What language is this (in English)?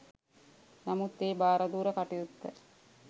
Sinhala